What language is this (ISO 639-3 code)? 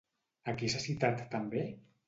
cat